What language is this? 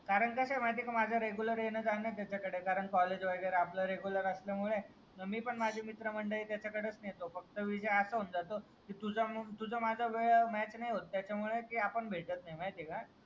Marathi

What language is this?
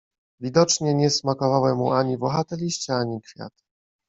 Polish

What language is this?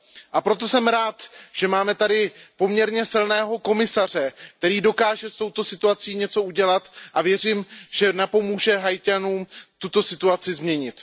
Czech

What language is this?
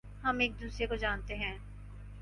Urdu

